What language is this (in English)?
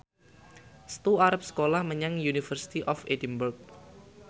Javanese